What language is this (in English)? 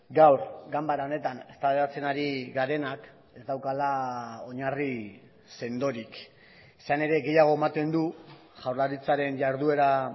Basque